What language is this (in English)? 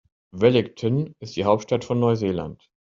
German